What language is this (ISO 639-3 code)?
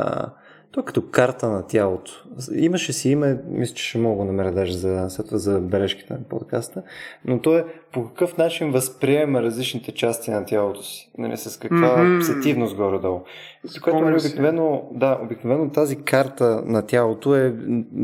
bul